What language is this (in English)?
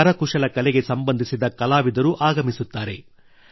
Kannada